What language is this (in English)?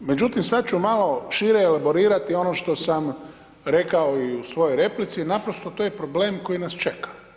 Croatian